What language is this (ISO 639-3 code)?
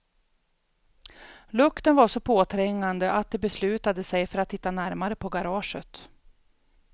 swe